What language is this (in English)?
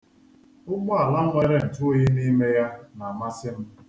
Igbo